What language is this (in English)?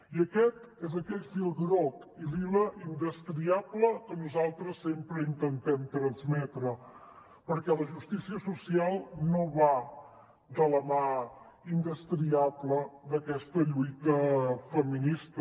Catalan